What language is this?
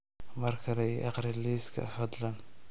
Somali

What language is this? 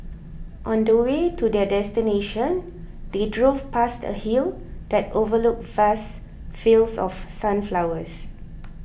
English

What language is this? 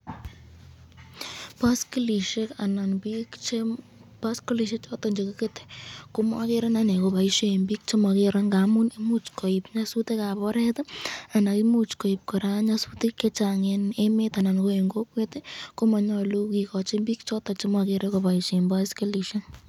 Kalenjin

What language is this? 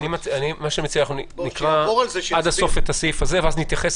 Hebrew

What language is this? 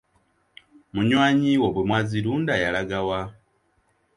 Ganda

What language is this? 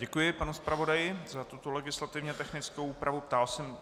Czech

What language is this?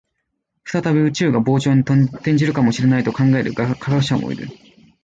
Japanese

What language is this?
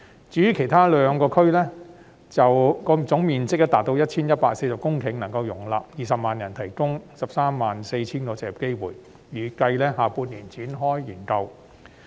Cantonese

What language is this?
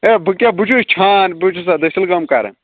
Kashmiri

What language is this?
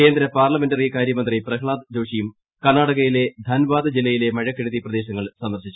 Malayalam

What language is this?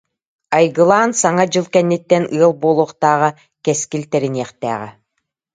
Yakut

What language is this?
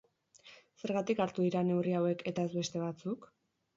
Basque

